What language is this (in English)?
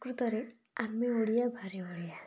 Odia